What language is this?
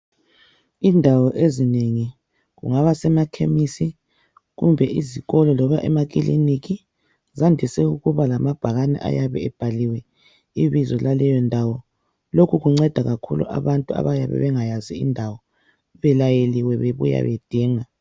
North Ndebele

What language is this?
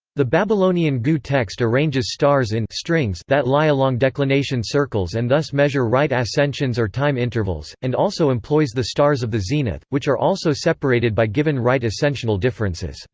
English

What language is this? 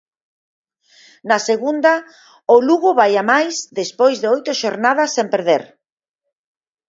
Galician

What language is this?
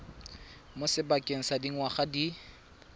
Tswana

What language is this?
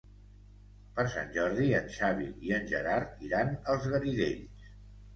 Catalan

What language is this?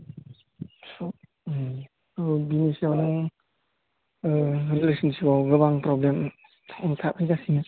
Bodo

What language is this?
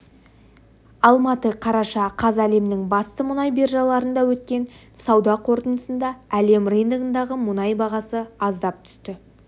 Kazakh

